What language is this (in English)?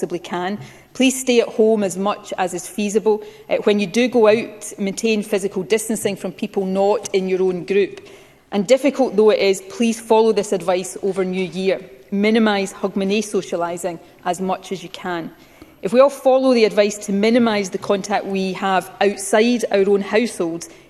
Finnish